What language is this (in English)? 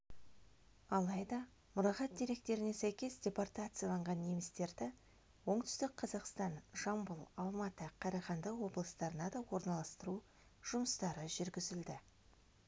Kazakh